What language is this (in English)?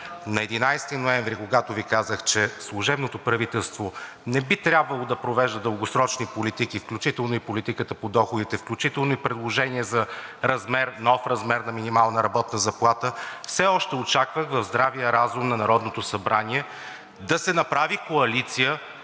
Bulgarian